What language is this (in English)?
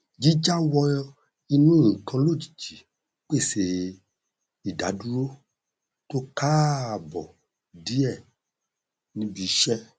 Yoruba